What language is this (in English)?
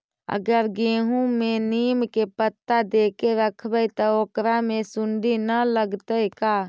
Magahi